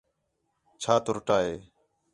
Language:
Khetrani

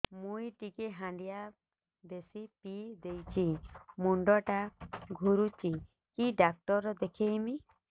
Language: Odia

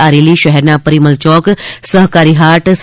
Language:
Gujarati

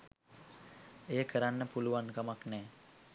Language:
Sinhala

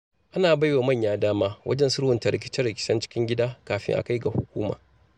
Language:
Hausa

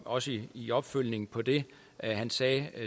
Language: Danish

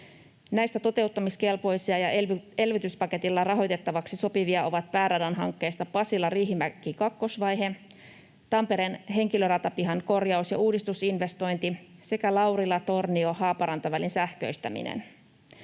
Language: Finnish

